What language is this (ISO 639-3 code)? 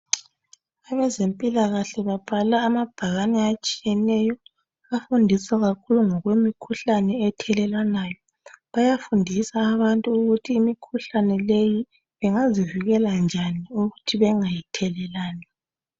nde